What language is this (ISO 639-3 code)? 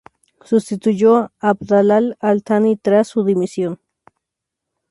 spa